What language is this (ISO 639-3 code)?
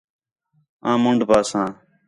xhe